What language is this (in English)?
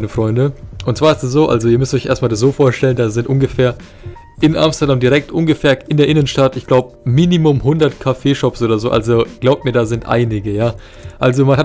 German